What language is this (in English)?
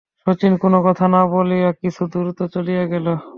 Bangla